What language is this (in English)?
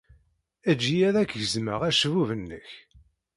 Kabyle